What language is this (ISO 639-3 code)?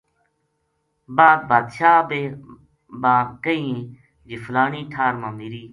gju